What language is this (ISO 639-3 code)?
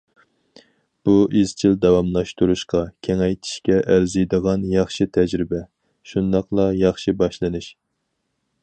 uig